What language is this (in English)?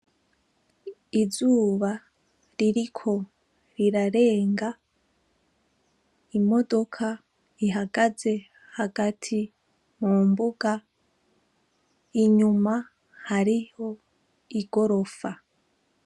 Rundi